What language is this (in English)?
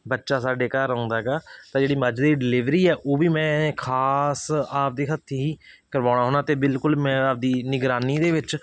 Punjabi